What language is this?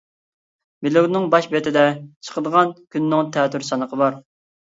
Uyghur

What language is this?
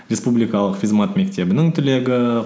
Kazakh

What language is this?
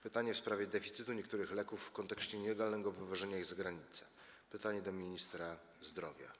Polish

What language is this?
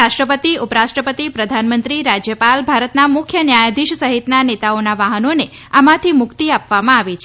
Gujarati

